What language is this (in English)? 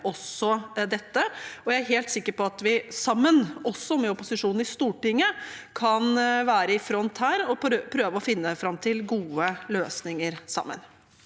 Norwegian